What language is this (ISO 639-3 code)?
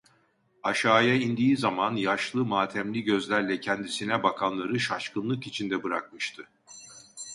tur